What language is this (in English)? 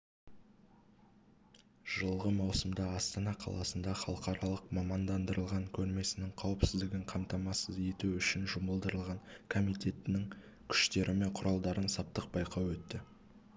Kazakh